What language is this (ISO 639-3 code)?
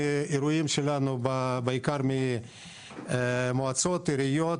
heb